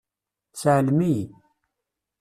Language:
Kabyle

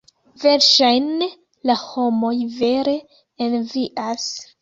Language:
Esperanto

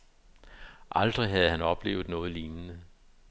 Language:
Danish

